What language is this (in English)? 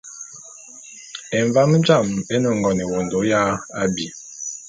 Bulu